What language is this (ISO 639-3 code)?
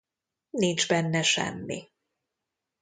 hun